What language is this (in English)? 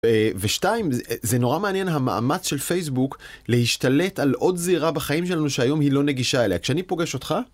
Hebrew